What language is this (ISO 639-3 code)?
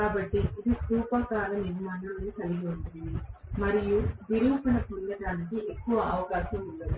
tel